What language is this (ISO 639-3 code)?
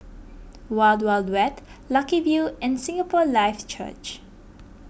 eng